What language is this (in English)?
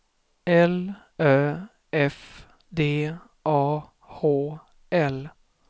Swedish